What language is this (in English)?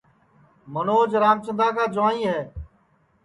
Sansi